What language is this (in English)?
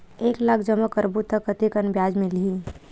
Chhattisgarhi